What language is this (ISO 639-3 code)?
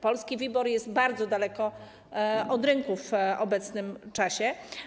pol